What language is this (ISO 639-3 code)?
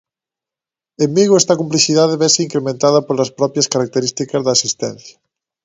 glg